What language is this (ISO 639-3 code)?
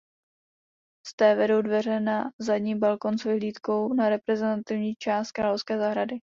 ces